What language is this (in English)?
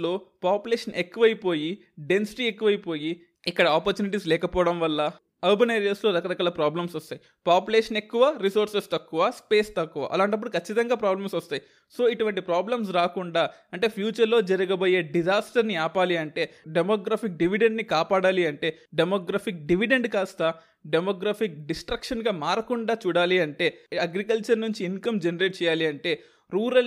Telugu